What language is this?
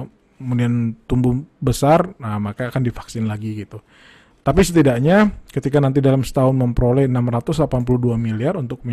Indonesian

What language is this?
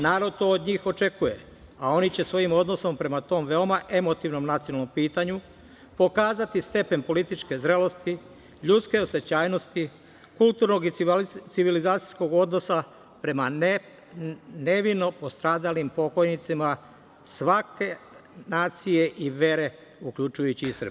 Serbian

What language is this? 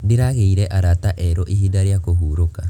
Kikuyu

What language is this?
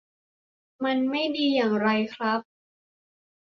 Thai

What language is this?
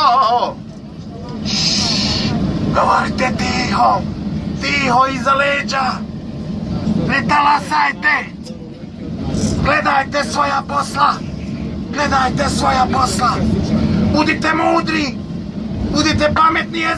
German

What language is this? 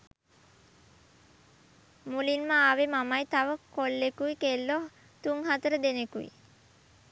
Sinhala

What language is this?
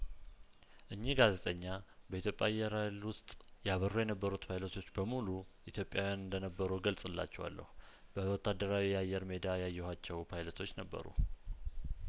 Amharic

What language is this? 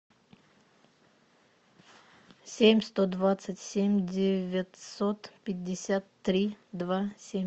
Russian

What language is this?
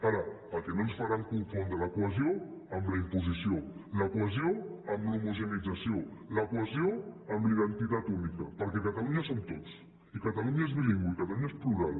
Catalan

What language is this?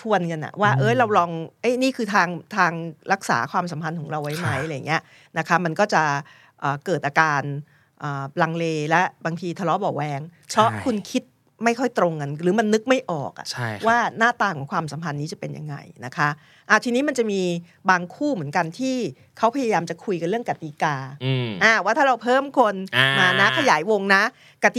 Thai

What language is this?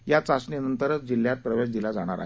Marathi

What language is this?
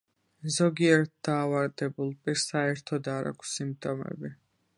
Georgian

